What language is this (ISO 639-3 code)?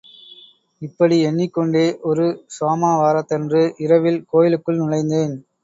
tam